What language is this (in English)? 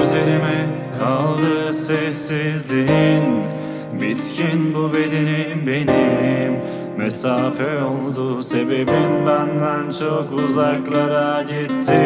Turkish